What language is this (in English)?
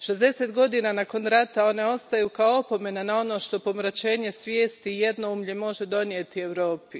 Croatian